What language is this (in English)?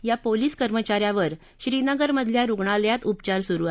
Marathi